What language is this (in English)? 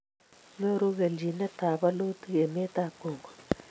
Kalenjin